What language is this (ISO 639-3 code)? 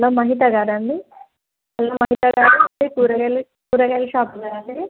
tel